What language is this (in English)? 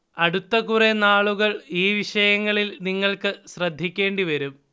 Malayalam